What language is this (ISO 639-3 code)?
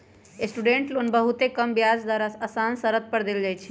mag